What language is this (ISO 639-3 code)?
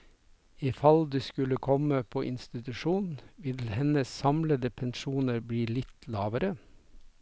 nor